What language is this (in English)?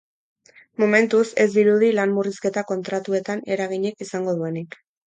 Basque